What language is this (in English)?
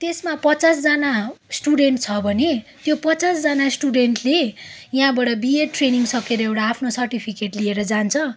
Nepali